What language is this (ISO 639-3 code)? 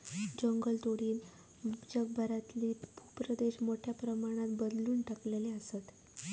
mar